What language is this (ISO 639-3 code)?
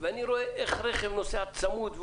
heb